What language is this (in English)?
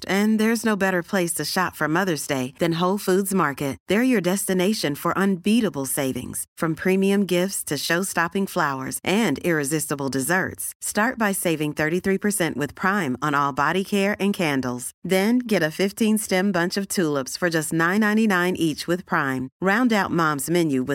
Urdu